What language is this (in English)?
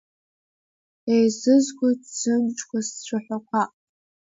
Abkhazian